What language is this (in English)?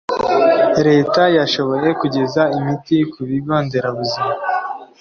Kinyarwanda